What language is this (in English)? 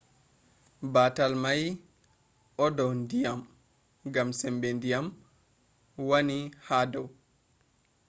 Fula